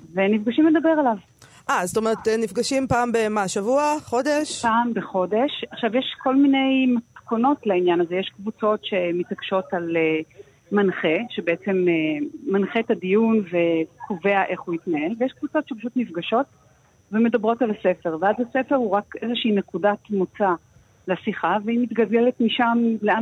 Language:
Hebrew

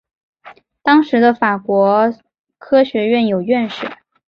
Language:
Chinese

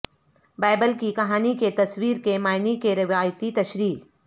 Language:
Urdu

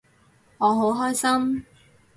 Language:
Cantonese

